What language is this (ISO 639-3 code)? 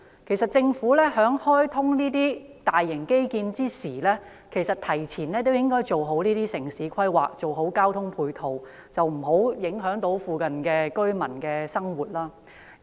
yue